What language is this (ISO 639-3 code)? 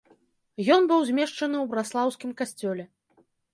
bel